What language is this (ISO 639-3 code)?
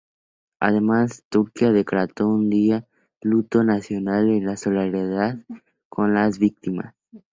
spa